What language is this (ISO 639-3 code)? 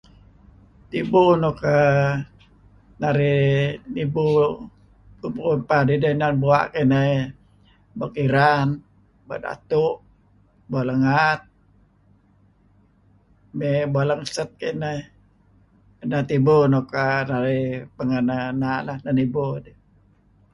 kzi